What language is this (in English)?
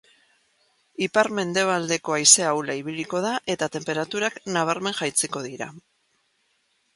Basque